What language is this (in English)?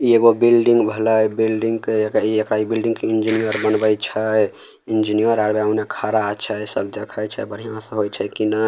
Maithili